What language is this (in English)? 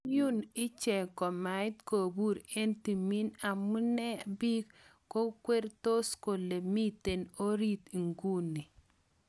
Kalenjin